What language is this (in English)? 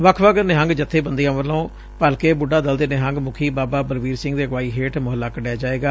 Punjabi